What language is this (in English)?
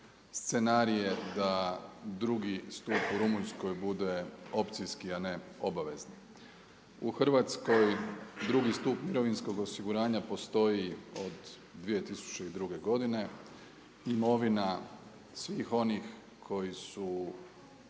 Croatian